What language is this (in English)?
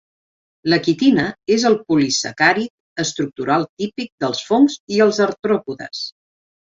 Catalan